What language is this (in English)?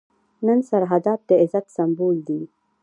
Pashto